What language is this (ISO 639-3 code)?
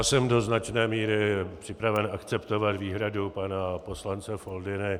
ces